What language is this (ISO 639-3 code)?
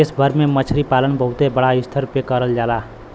bho